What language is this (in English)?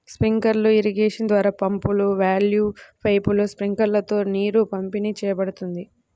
Telugu